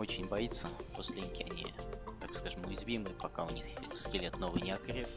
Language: Russian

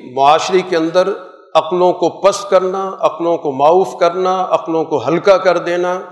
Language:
Urdu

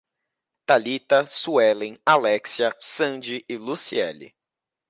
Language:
Portuguese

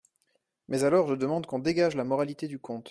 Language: French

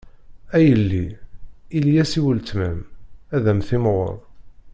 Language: Kabyle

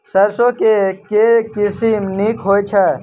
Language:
Maithili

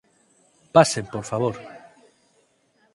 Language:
Galician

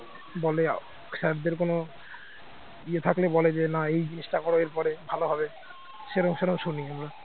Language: Bangla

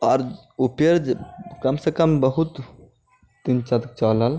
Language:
Maithili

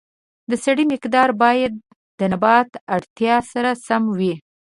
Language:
Pashto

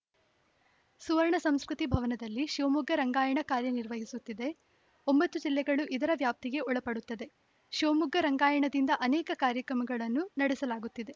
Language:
Kannada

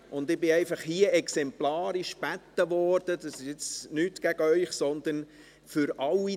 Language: Swiss German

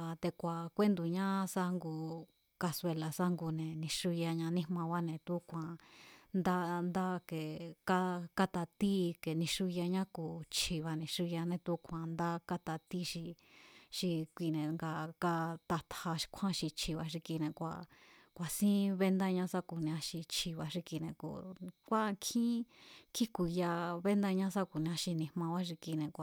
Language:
Mazatlán Mazatec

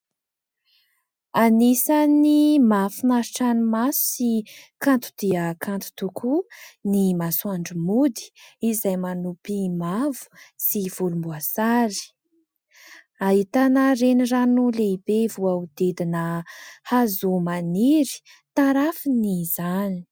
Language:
Malagasy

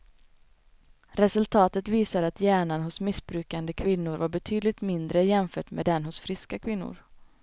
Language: Swedish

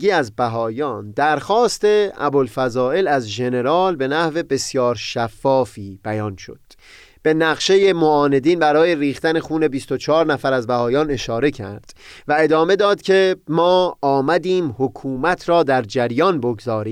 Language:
Persian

